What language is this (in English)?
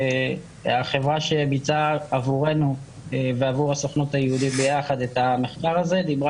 Hebrew